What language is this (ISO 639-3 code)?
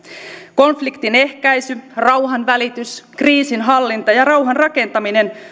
fin